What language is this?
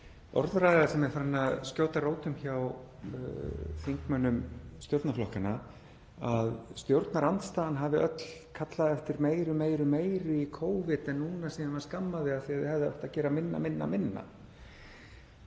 Icelandic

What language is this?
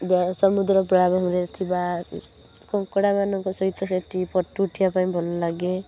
Odia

